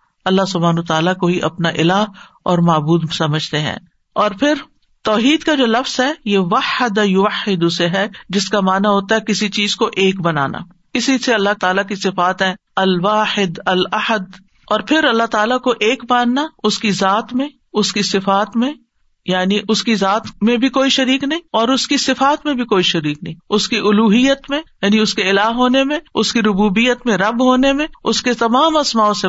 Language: Urdu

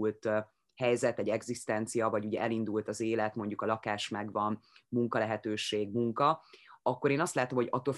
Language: Hungarian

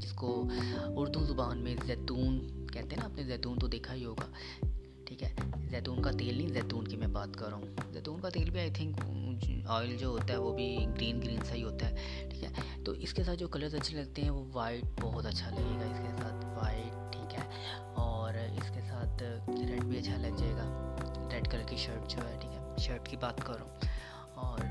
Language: Urdu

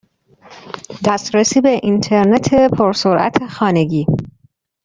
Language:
Persian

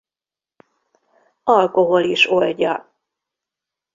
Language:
Hungarian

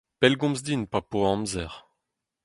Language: Breton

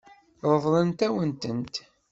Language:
Kabyle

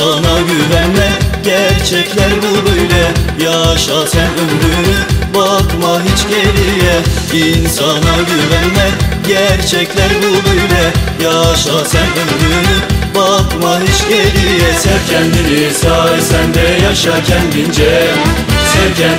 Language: Turkish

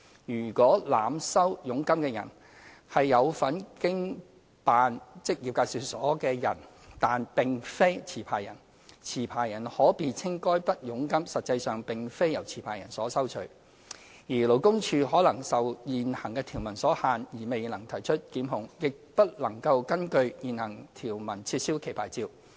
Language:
Cantonese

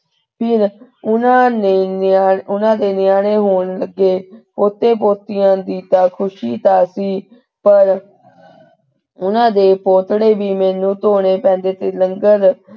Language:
Punjabi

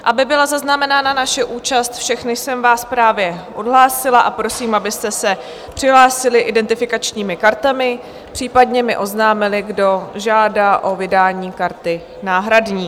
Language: Czech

